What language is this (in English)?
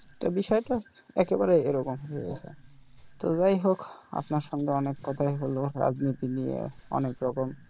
Bangla